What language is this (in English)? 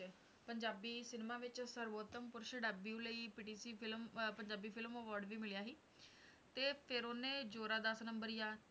Punjabi